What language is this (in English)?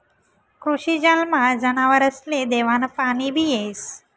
Marathi